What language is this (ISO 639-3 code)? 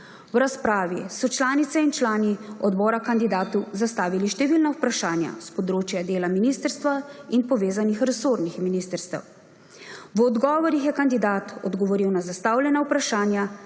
slv